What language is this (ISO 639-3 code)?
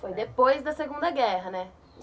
por